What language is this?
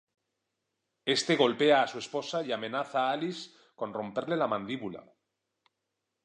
Spanish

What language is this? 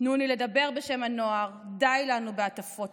Hebrew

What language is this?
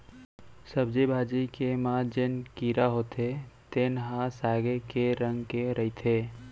Chhattisgarhi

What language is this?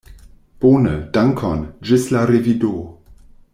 Esperanto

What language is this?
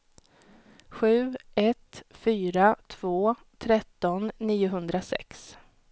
Swedish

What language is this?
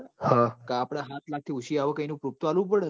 Gujarati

